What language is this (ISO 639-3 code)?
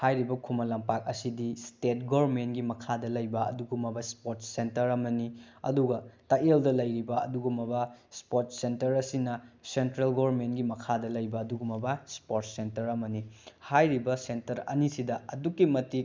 mni